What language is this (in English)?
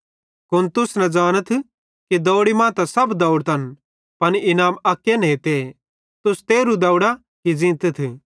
Bhadrawahi